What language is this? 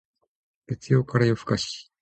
Japanese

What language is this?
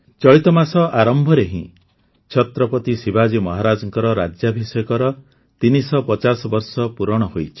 Odia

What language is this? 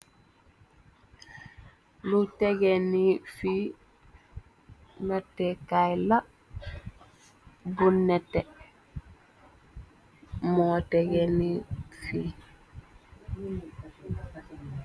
Wolof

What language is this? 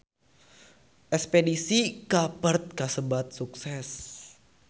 Sundanese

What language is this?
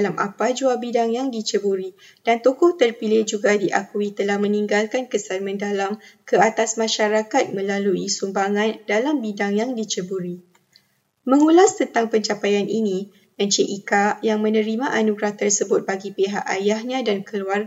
Malay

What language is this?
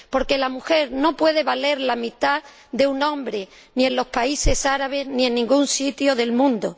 Spanish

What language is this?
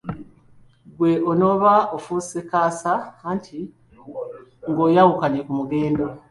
Ganda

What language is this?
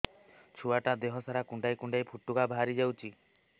Odia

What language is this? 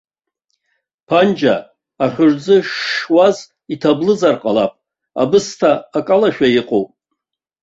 Abkhazian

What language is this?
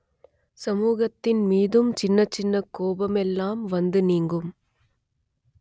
Tamil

